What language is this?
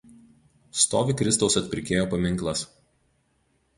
Lithuanian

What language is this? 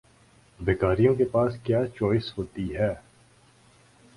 Urdu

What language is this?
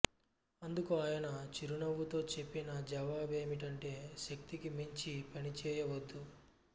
Telugu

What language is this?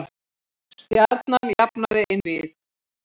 Icelandic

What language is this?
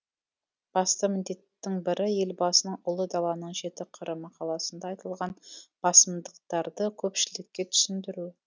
Kazakh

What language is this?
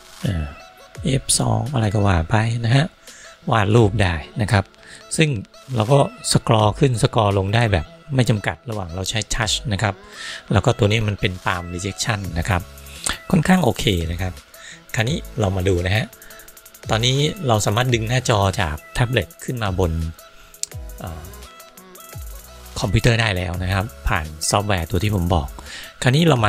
Thai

